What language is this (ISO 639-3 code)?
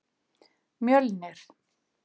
isl